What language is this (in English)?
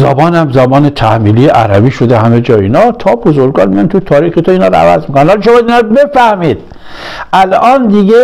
Persian